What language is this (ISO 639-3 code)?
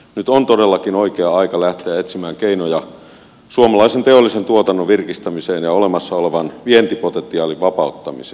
fin